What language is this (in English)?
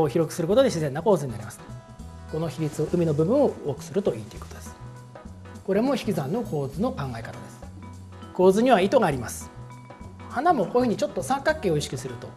Japanese